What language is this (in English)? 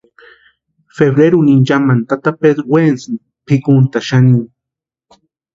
Western Highland Purepecha